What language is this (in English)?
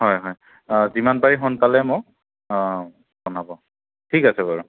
Assamese